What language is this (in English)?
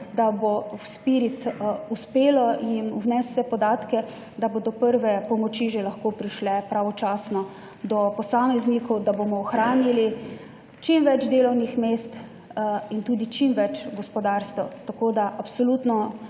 Slovenian